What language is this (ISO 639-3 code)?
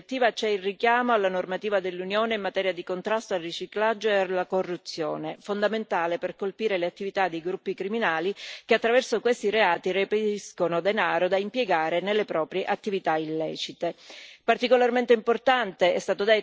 ita